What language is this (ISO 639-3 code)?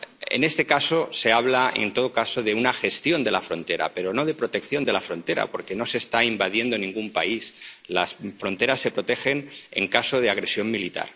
spa